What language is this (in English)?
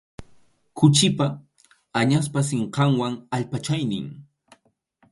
Arequipa-La Unión Quechua